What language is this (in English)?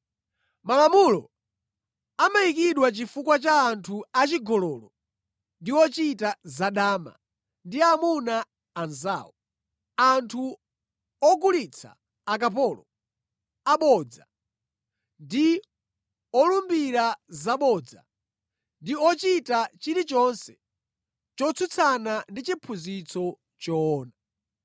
Nyanja